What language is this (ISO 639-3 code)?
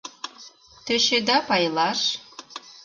chm